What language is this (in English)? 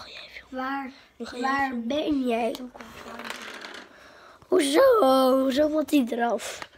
Dutch